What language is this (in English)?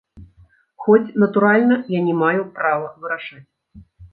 Belarusian